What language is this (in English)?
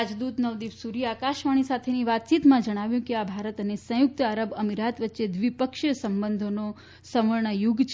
Gujarati